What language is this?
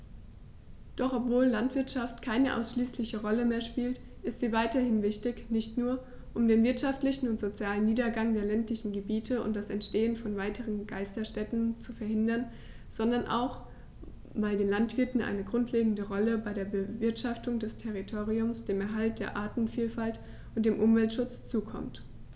German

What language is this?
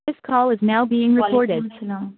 Urdu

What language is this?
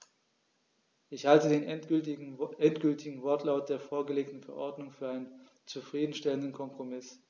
German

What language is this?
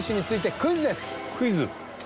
Japanese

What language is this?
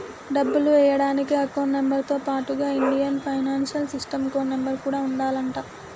Telugu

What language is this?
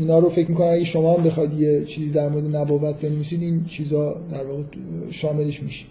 Persian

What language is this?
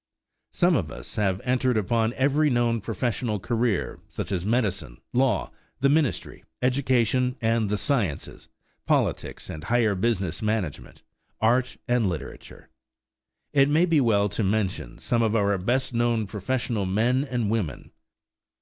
English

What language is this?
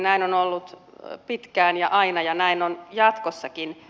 Finnish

